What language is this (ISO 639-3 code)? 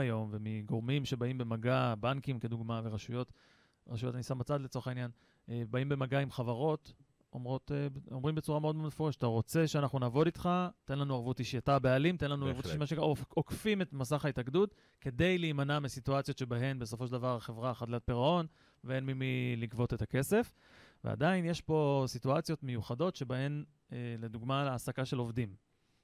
heb